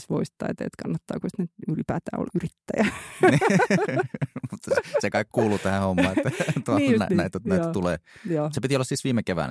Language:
Finnish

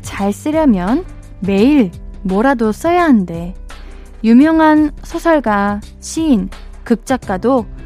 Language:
Korean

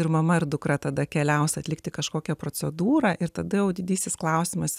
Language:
Lithuanian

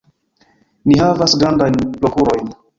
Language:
Esperanto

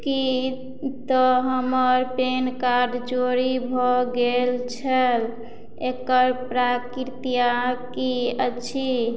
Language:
Maithili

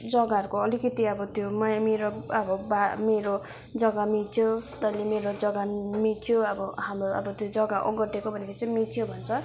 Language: Nepali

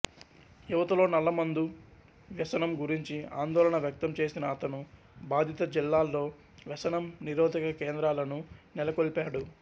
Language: Telugu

